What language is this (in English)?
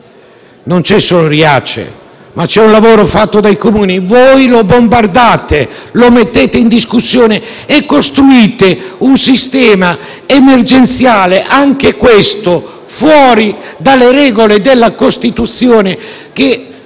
Italian